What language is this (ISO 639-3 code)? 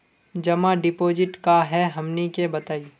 mag